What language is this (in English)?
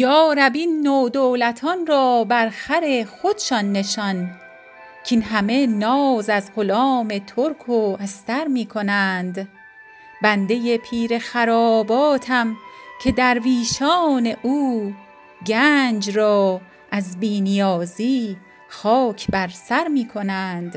Persian